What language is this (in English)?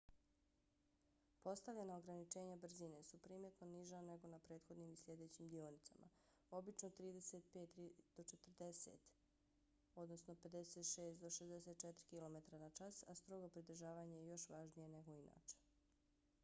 Bosnian